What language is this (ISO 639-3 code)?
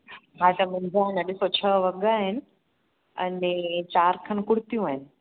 snd